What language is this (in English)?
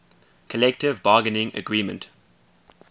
English